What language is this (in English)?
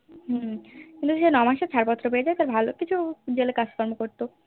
Bangla